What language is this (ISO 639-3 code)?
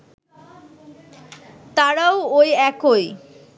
ben